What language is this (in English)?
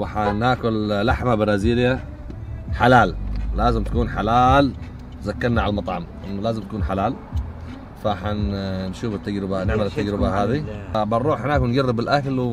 Arabic